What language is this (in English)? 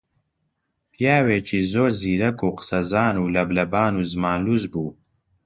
Central Kurdish